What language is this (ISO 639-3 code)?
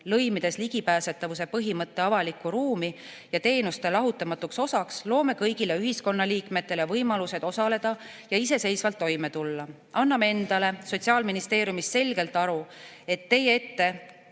est